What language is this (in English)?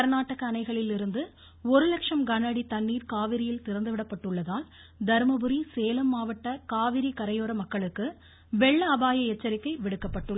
Tamil